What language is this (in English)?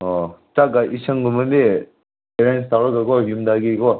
Manipuri